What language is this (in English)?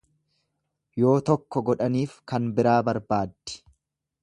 Oromo